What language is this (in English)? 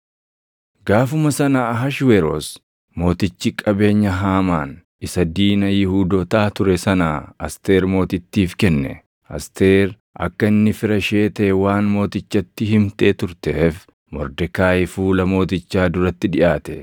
Oromo